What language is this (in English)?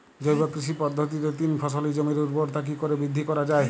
Bangla